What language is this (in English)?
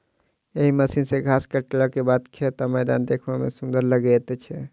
Maithili